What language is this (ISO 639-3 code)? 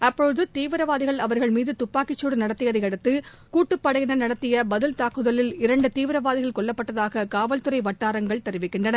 tam